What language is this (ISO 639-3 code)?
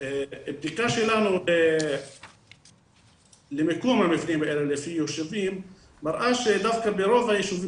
heb